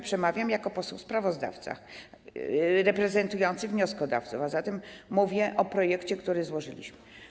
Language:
Polish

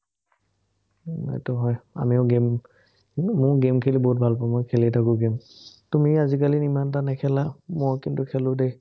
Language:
Assamese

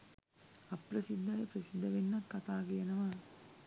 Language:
Sinhala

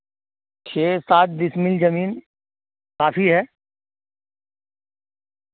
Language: Urdu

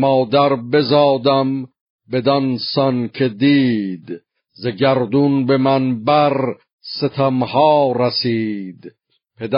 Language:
Persian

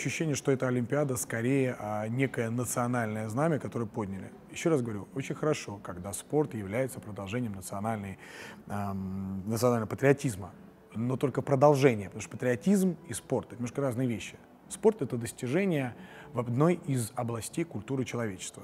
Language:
Russian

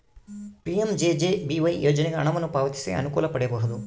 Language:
Kannada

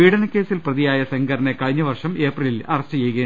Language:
Malayalam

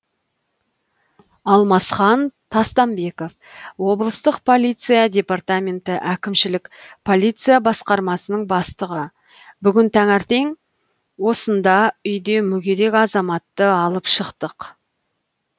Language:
Kazakh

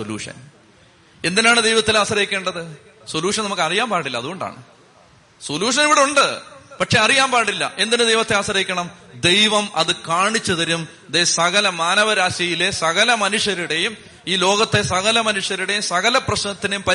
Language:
Malayalam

